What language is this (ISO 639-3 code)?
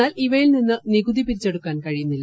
mal